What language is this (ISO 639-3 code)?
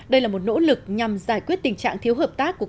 vie